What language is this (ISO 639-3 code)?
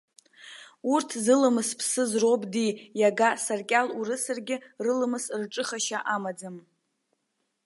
abk